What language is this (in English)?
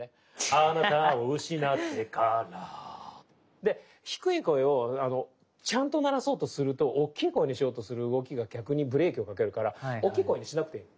Japanese